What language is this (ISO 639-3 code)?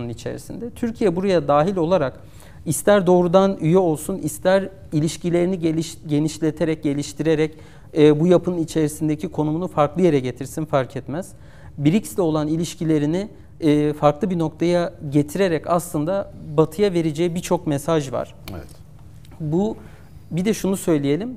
tur